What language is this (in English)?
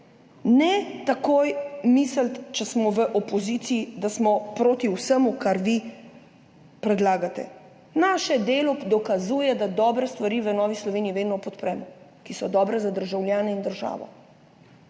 Slovenian